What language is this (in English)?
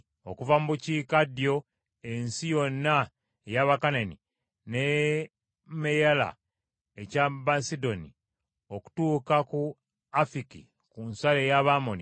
Ganda